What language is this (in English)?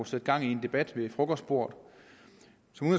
Danish